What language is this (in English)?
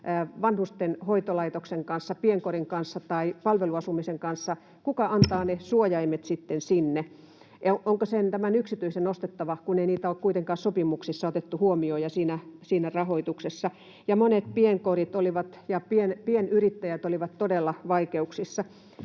Finnish